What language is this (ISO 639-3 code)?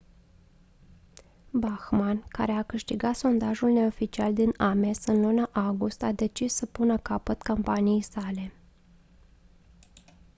ron